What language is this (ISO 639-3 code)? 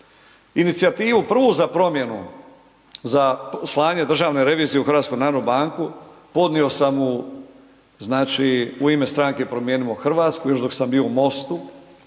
hrv